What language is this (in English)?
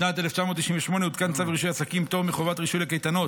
Hebrew